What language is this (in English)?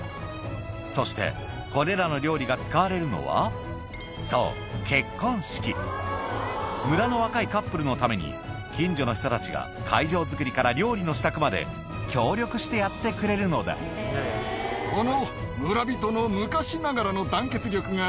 Japanese